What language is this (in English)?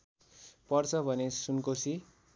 Nepali